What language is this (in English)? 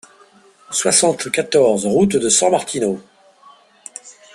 French